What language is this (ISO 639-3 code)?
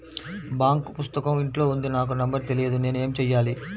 tel